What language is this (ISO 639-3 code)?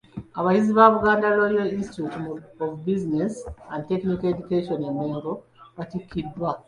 lug